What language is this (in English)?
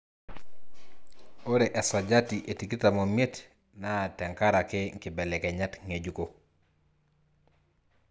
Masai